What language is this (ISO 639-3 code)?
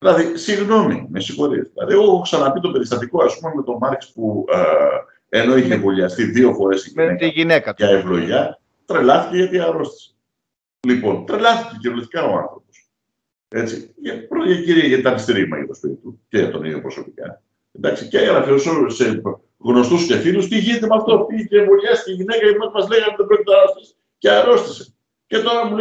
ell